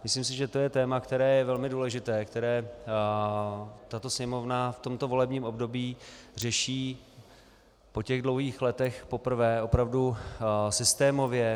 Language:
Czech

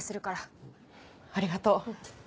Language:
Japanese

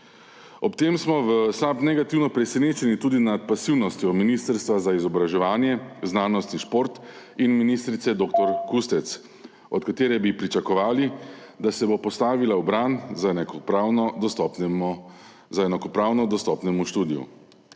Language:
Slovenian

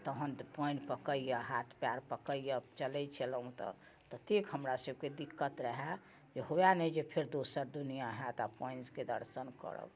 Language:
Maithili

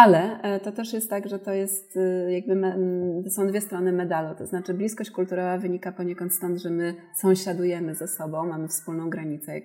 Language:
Polish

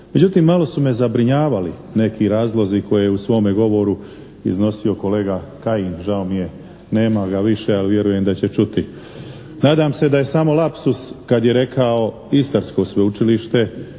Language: Croatian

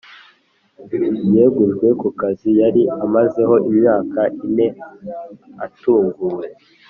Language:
Kinyarwanda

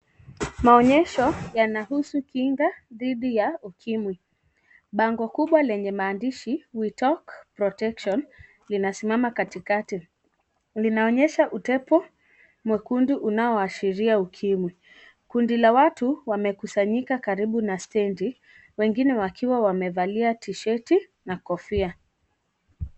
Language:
Swahili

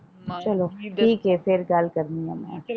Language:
Punjabi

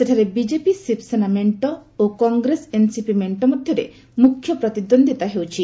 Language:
Odia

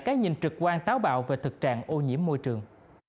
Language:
Vietnamese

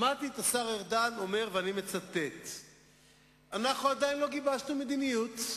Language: Hebrew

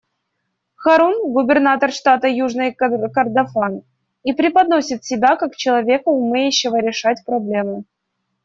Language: Russian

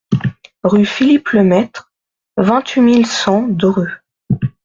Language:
French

